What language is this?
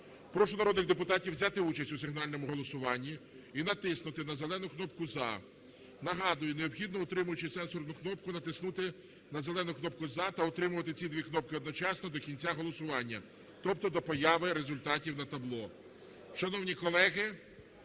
Ukrainian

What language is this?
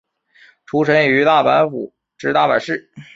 Chinese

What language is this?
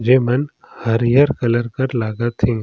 Surgujia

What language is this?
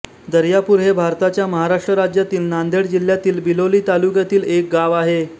Marathi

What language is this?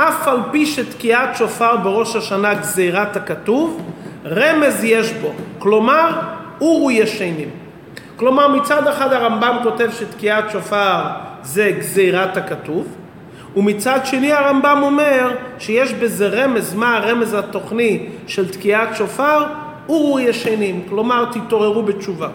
Hebrew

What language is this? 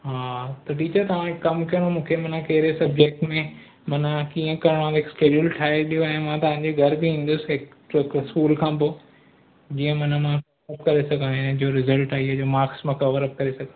Sindhi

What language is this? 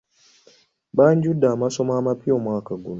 Ganda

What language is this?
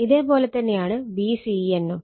Malayalam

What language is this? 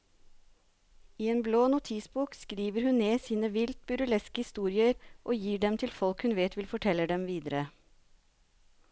Norwegian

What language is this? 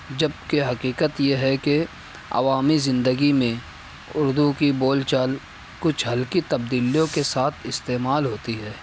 Urdu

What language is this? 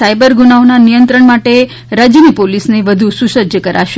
Gujarati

